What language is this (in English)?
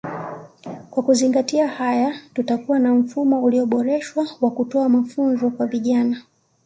Swahili